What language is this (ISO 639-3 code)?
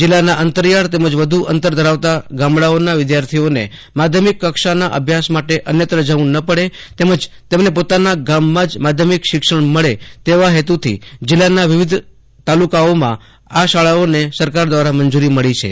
guj